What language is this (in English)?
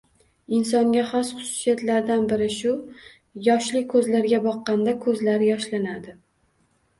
Uzbek